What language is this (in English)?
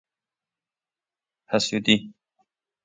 Persian